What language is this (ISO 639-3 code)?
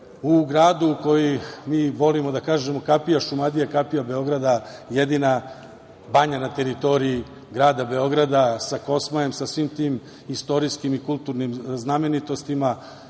srp